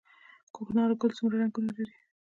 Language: Pashto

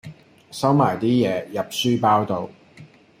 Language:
Cantonese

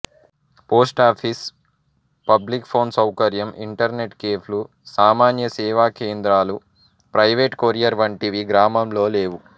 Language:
Telugu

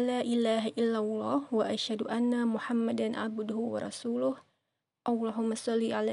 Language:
Indonesian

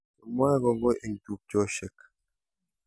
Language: Kalenjin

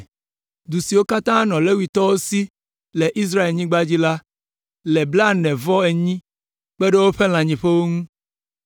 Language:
Ewe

